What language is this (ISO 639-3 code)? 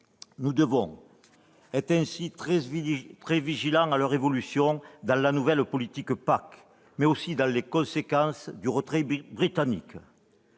fra